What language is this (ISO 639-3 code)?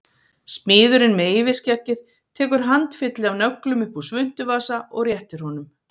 isl